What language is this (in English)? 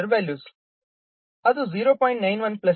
Kannada